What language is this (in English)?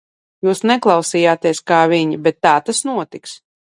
Latvian